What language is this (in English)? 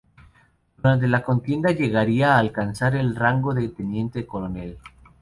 Spanish